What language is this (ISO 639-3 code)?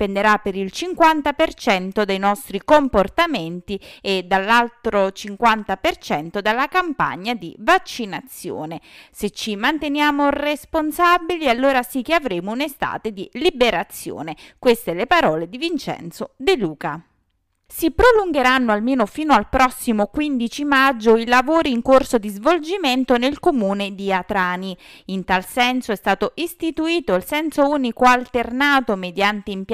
ita